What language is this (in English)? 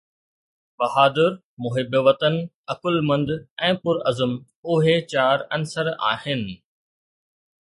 Sindhi